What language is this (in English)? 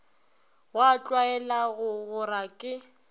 Northern Sotho